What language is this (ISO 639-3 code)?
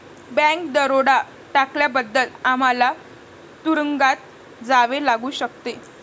mar